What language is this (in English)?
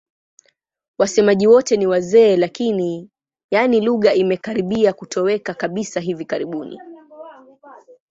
Swahili